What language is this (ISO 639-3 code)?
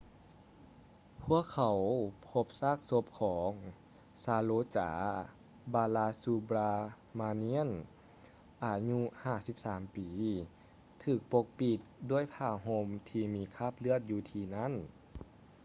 lao